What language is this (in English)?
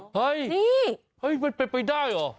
Thai